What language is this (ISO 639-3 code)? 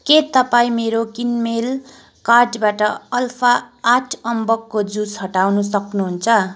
nep